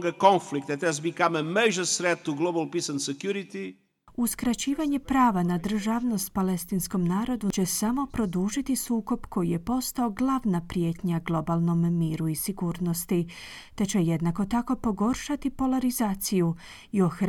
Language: Croatian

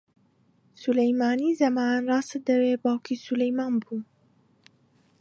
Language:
Central Kurdish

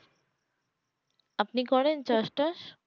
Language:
Bangla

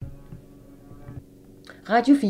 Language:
Danish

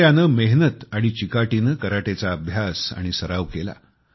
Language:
Marathi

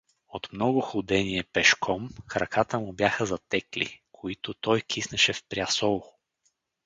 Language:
Bulgarian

